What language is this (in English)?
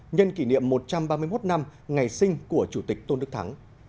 Vietnamese